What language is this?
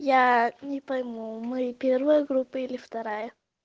Russian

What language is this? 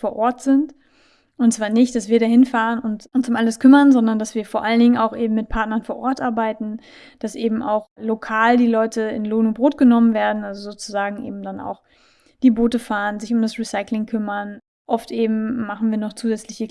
German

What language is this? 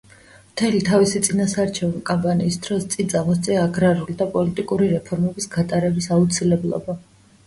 Georgian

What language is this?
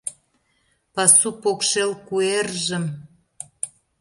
Mari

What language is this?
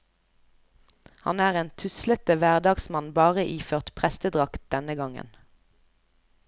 Norwegian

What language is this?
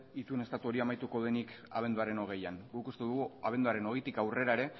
Basque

